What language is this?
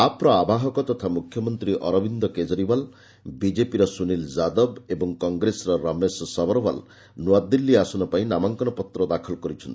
Odia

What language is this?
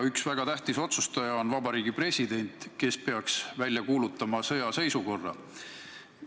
Estonian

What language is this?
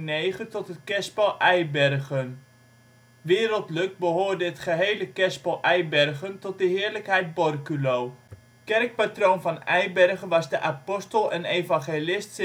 Dutch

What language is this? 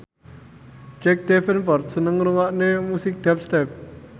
Javanese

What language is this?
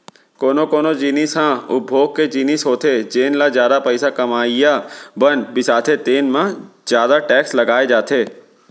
Chhattisgarhi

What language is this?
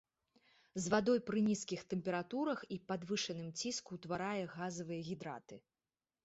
Belarusian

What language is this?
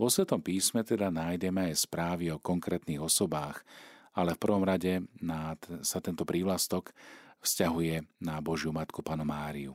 Slovak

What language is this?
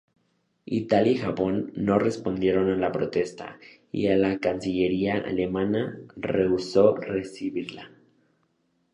Spanish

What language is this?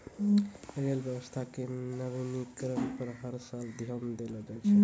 Maithili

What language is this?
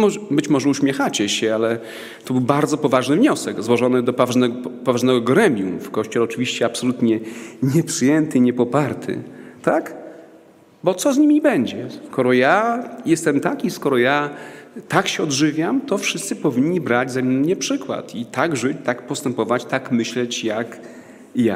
Polish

